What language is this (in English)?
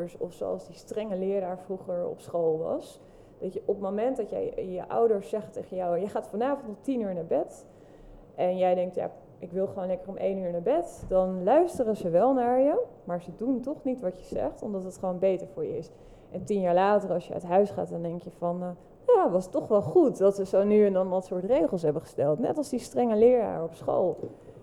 Dutch